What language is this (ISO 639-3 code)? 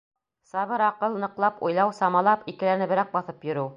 bak